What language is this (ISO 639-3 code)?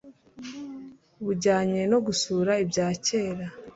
kin